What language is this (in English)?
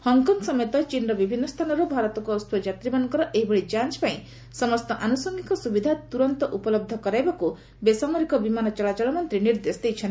Odia